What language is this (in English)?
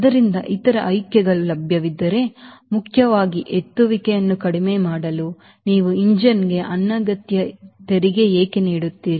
Kannada